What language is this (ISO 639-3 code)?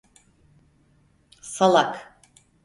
tur